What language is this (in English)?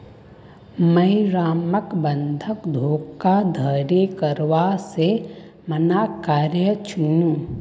Magahi